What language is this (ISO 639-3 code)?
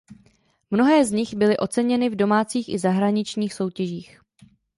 ces